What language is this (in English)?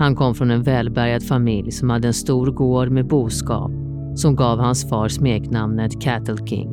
Swedish